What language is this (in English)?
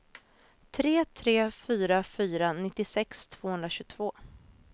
Swedish